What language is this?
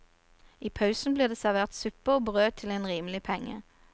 Norwegian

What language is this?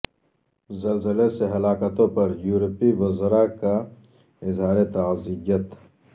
Urdu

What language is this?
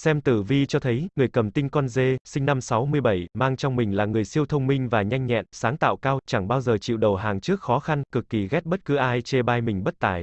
Vietnamese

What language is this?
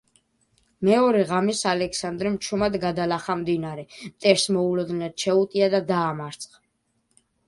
Georgian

